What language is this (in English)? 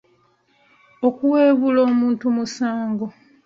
Ganda